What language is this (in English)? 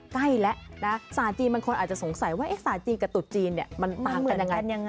Thai